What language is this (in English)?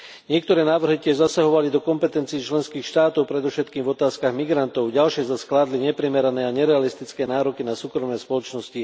Slovak